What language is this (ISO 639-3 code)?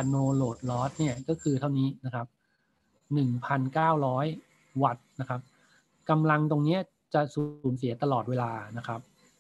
tha